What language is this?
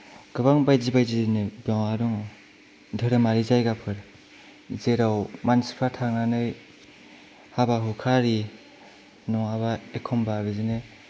Bodo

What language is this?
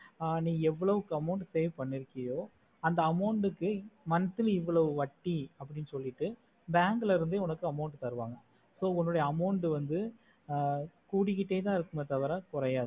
Tamil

